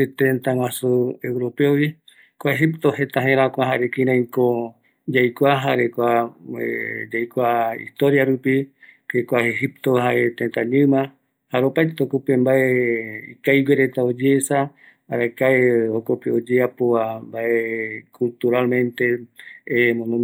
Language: Eastern Bolivian Guaraní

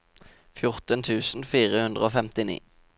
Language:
Norwegian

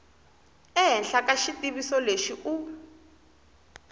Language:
Tsonga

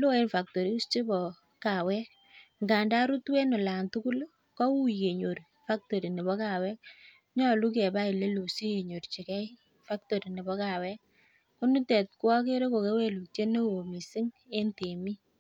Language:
Kalenjin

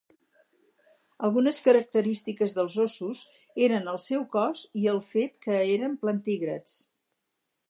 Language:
Catalan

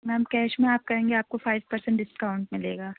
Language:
Urdu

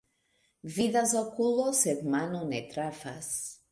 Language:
Esperanto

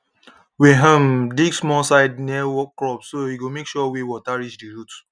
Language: Nigerian Pidgin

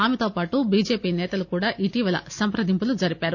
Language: Telugu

